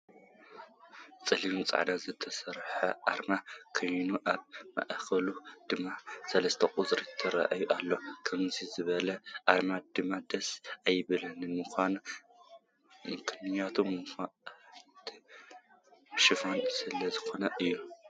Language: Tigrinya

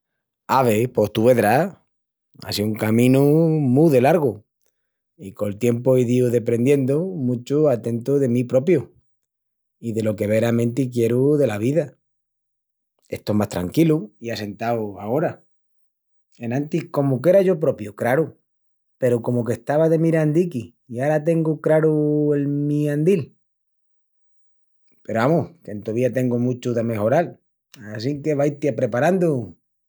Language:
Extremaduran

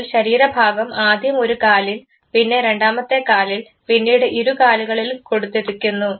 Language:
Malayalam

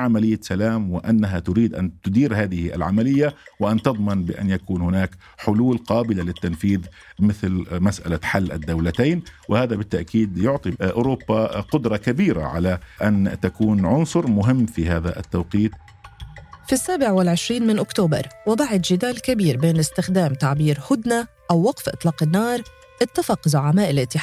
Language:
Arabic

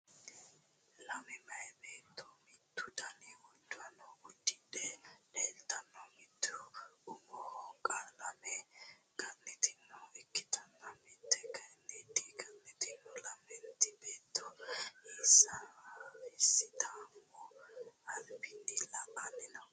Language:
Sidamo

